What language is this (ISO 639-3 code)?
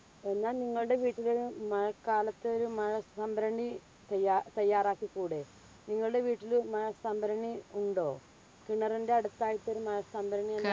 mal